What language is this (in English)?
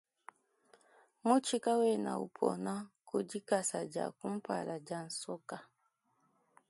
Luba-Lulua